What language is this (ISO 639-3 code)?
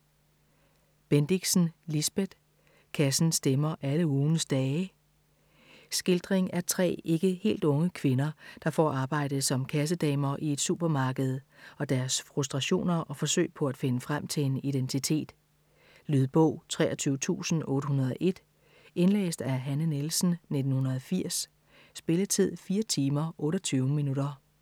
dan